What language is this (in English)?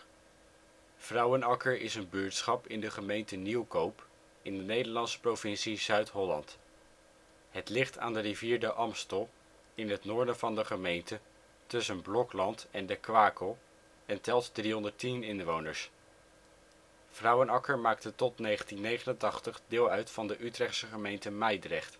Dutch